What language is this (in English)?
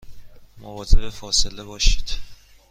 Persian